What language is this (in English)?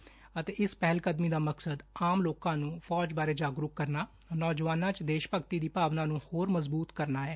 Punjabi